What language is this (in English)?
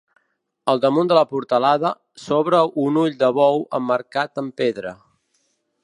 Catalan